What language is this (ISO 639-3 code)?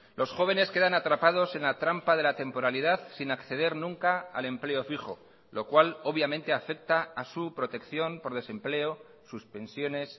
spa